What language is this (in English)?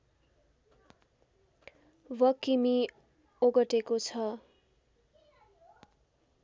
Nepali